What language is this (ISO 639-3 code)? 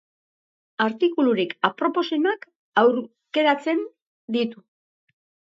eus